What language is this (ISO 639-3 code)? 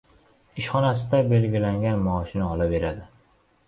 uzb